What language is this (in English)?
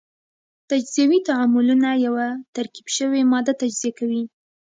Pashto